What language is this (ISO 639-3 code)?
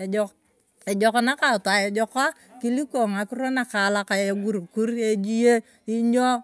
tuv